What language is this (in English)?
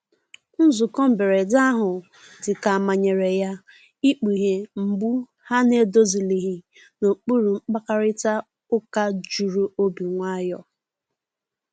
Igbo